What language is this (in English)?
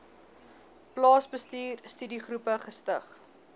Afrikaans